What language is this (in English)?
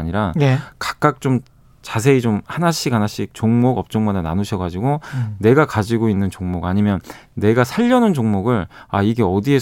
Korean